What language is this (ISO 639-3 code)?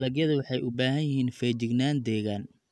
som